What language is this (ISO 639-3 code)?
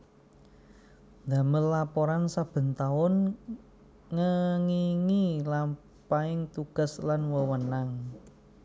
jav